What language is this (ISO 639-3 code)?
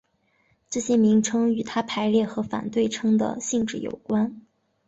zho